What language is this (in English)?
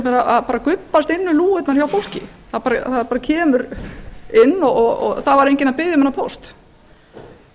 Icelandic